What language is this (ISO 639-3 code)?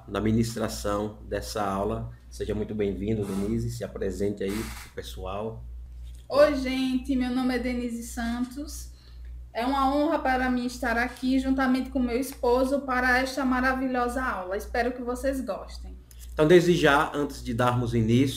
por